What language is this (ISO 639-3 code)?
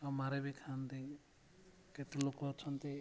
ori